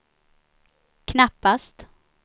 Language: Swedish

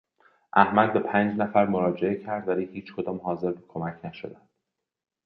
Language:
Persian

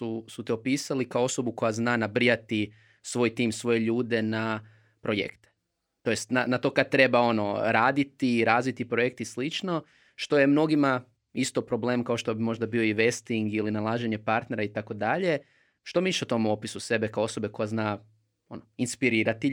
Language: Croatian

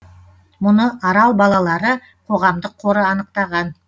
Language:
Kazakh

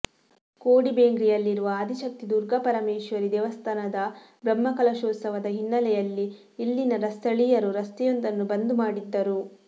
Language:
Kannada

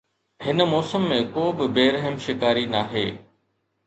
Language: Sindhi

